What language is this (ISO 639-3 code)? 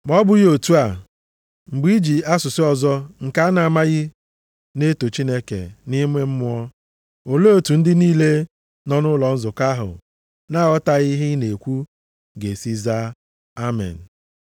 ibo